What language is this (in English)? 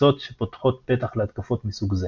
Hebrew